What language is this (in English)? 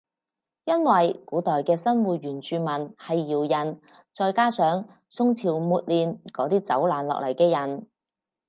Cantonese